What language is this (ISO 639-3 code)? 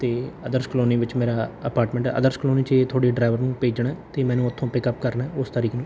pan